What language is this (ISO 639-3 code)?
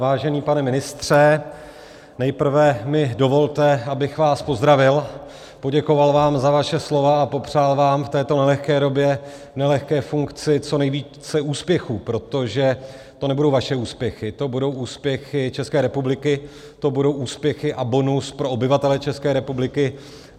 ces